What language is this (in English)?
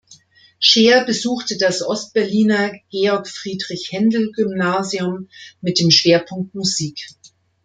German